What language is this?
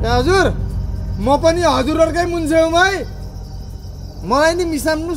Italian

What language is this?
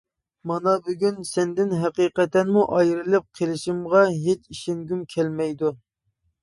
Uyghur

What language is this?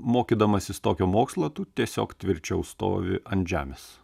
Lithuanian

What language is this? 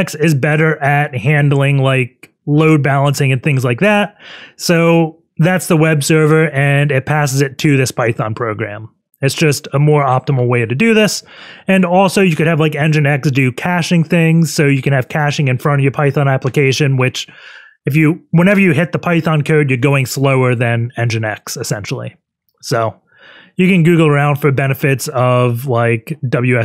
English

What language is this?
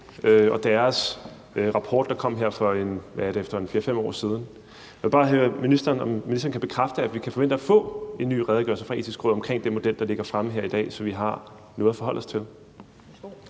Danish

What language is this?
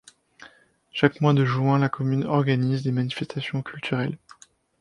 French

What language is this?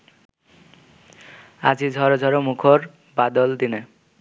Bangla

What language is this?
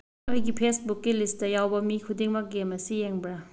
Manipuri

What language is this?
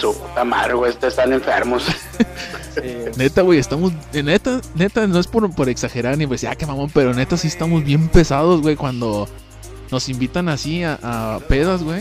Spanish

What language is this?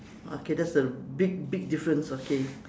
English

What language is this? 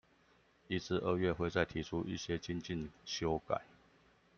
Chinese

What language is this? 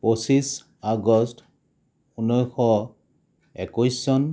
Assamese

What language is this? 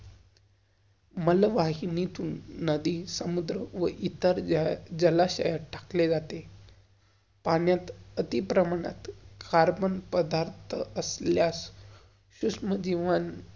Marathi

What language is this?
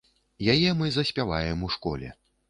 Belarusian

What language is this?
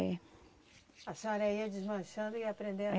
Portuguese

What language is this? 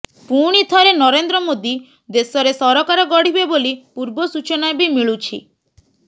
Odia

